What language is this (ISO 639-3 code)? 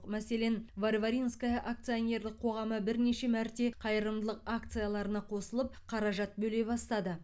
kaz